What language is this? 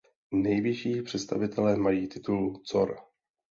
Czech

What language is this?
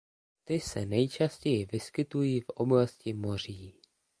Czech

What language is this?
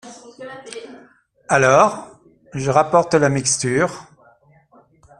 French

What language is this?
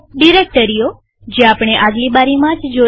Gujarati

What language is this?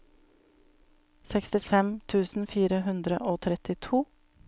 Norwegian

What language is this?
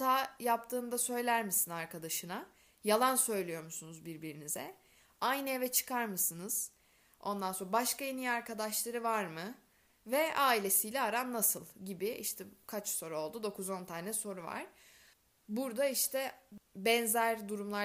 Turkish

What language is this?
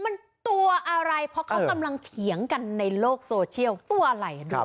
Thai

